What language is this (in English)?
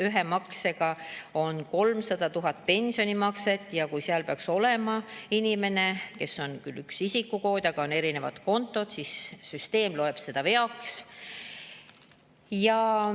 Estonian